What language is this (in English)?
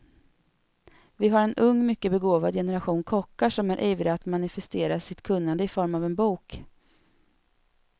Swedish